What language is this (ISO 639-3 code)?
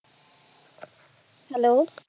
pan